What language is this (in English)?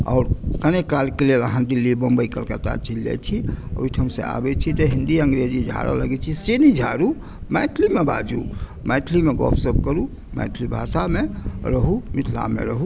Maithili